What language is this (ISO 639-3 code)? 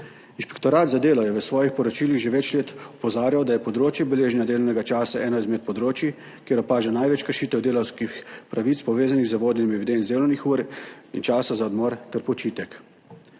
slv